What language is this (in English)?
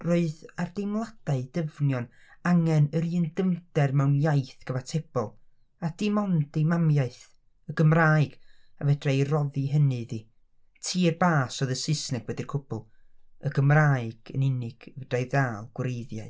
Welsh